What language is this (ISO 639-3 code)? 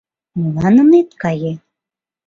chm